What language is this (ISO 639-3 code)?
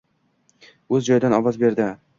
uzb